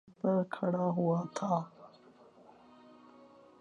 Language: Urdu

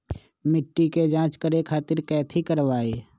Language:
Magahi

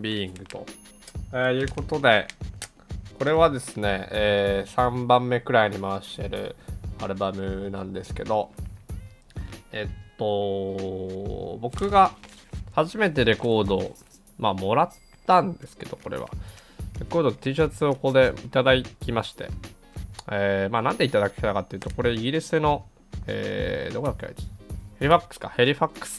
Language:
Japanese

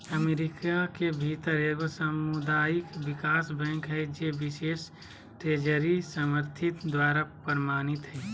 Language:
Magahi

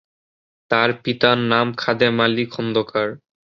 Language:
Bangla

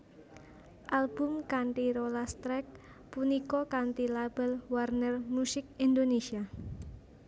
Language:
Javanese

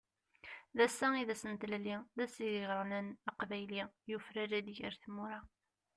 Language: Kabyle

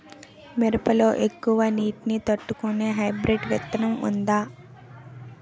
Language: Telugu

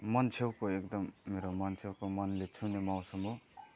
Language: Nepali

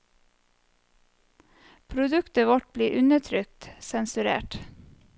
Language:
Norwegian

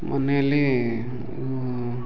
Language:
Kannada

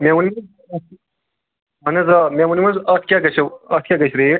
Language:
Kashmiri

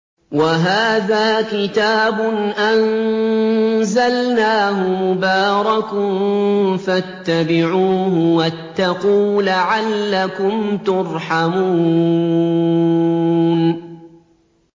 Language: Arabic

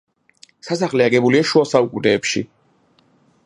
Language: Georgian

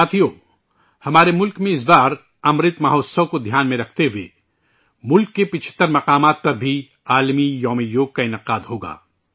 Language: Urdu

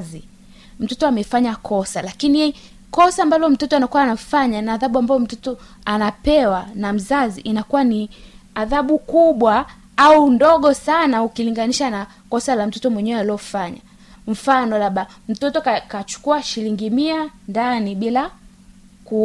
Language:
Swahili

